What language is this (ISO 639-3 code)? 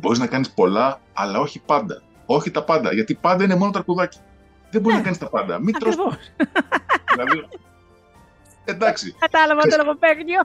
ell